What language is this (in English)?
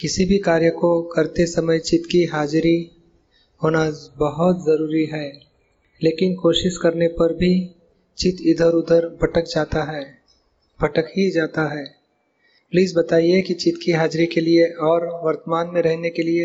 Hindi